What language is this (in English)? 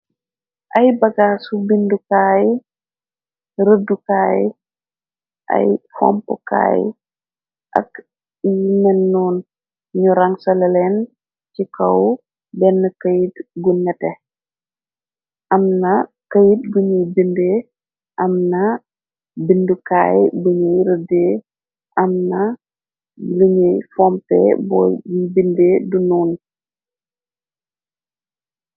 Wolof